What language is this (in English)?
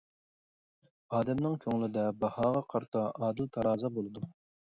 Uyghur